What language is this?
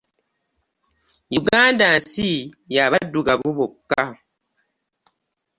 Ganda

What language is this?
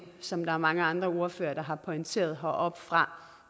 Danish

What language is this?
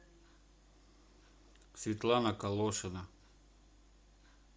Russian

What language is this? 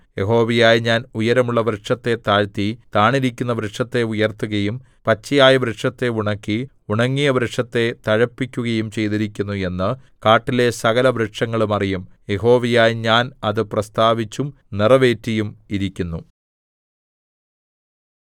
Malayalam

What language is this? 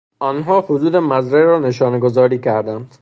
Persian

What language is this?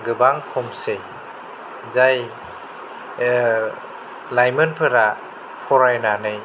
Bodo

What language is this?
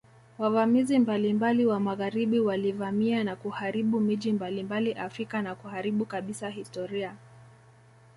Swahili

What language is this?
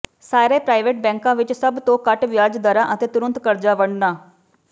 Punjabi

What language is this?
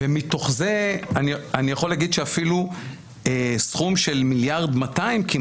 Hebrew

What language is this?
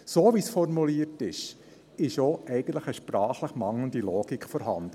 Swiss German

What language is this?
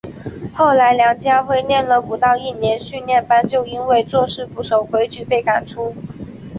Chinese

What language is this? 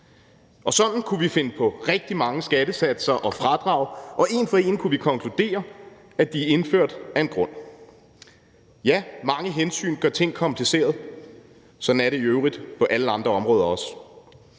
Danish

